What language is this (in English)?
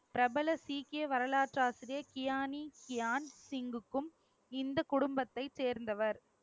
Tamil